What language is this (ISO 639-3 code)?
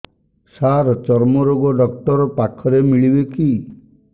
ori